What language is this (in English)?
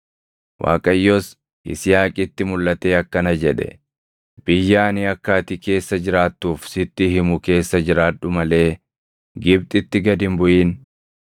Oromo